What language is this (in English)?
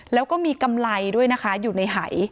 Thai